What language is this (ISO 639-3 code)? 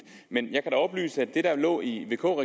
dan